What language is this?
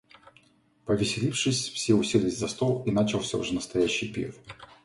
Russian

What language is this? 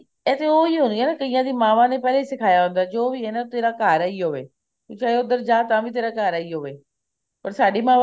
Punjabi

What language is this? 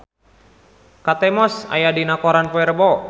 Sundanese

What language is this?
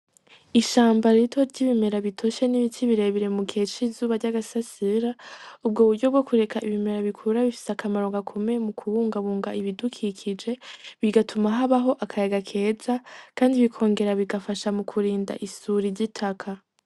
Rundi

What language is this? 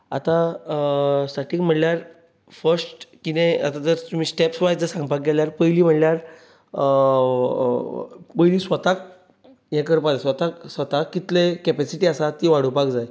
Konkani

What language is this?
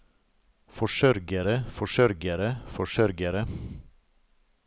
Norwegian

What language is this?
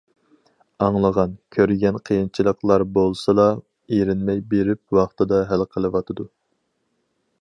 Uyghur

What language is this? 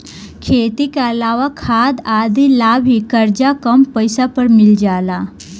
Bhojpuri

